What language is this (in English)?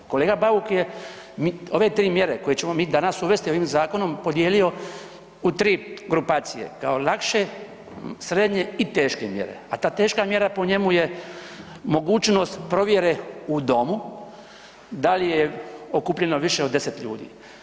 Croatian